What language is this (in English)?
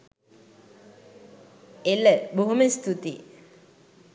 Sinhala